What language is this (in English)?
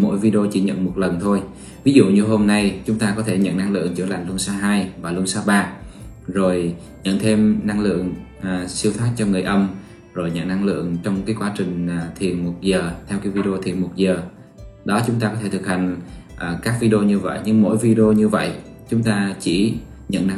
Vietnamese